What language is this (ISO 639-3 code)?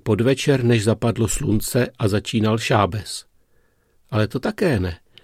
ces